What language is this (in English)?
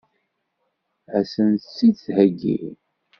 Kabyle